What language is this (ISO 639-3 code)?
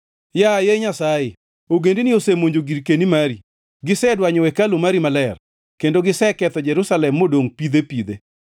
luo